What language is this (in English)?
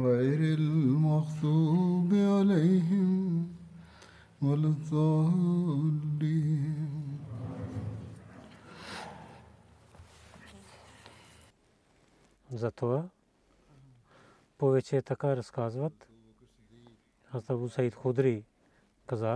Bulgarian